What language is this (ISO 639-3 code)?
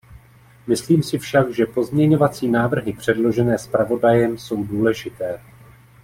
ces